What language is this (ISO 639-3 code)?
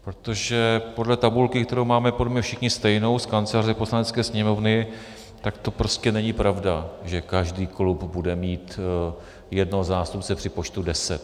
ces